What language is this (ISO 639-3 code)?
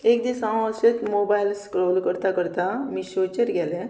kok